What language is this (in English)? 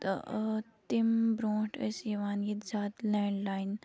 Kashmiri